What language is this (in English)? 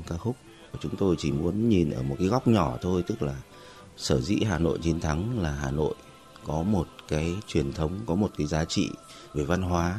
Vietnamese